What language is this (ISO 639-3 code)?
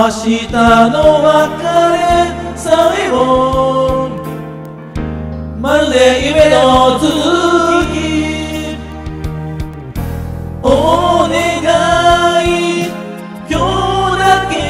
ron